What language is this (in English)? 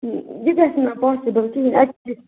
Kashmiri